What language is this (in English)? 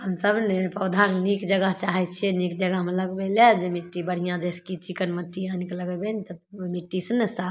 Maithili